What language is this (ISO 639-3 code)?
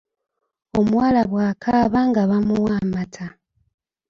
lug